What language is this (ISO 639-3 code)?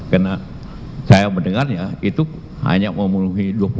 ind